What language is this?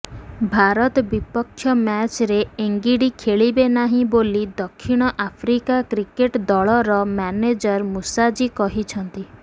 Odia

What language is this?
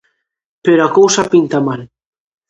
Galician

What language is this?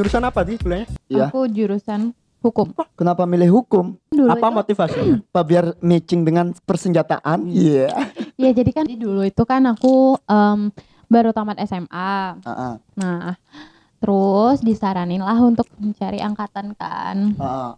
Indonesian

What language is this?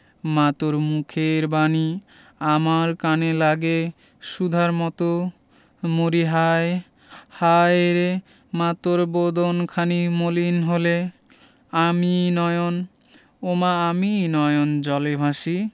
Bangla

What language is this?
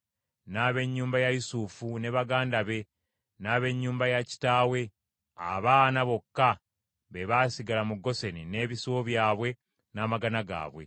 Ganda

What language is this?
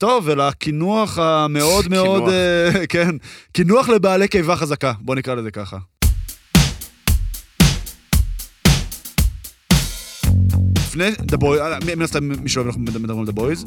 Hebrew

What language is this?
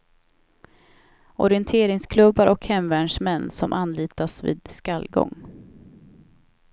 Swedish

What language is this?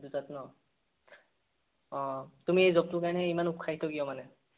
Assamese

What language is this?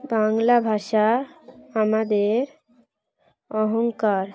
Bangla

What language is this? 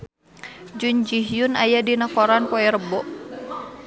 Sundanese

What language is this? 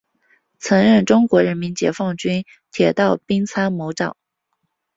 Chinese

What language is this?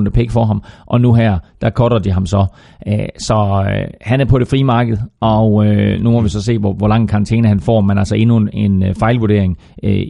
Danish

